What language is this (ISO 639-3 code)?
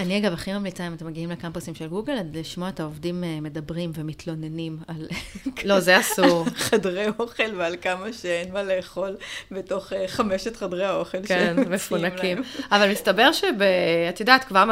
heb